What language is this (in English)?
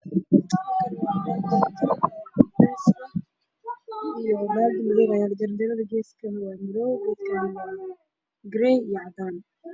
Somali